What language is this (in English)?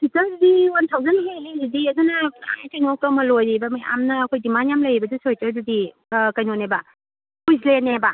Manipuri